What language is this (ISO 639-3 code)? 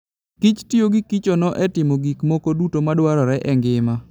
luo